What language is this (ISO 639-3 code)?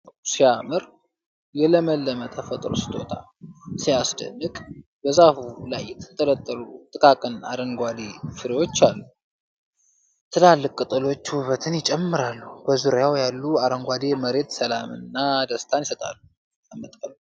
amh